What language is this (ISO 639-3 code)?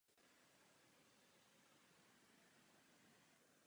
ces